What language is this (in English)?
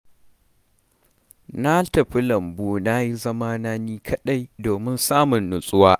Hausa